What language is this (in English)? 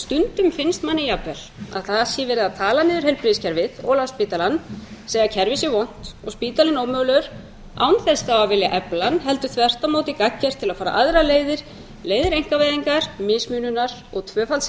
Icelandic